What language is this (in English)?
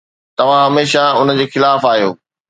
Sindhi